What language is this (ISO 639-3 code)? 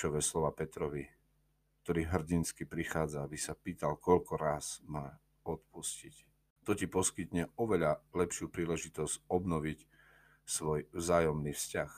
slk